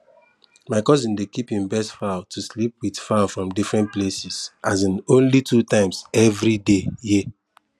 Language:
Nigerian Pidgin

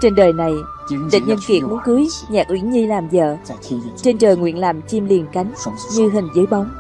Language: Vietnamese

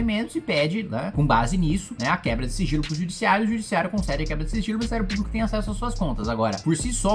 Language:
Portuguese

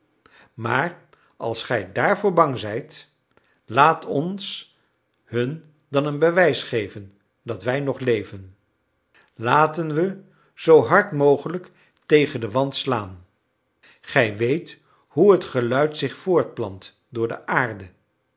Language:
Dutch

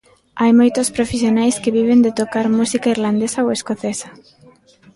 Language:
Galician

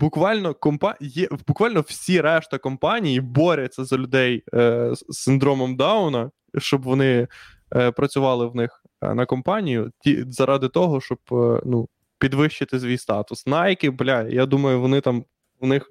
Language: Ukrainian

